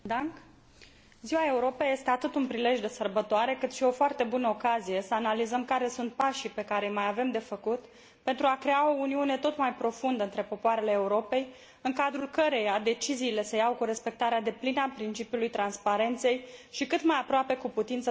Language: Romanian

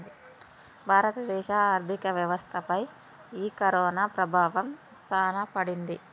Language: Telugu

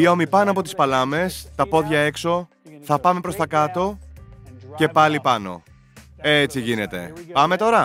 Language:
Greek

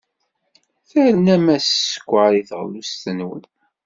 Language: Kabyle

